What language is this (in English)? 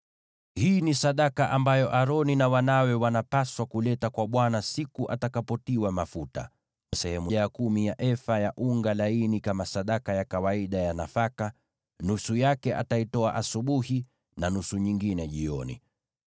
Swahili